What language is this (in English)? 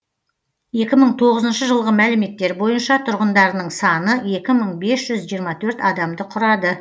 Kazakh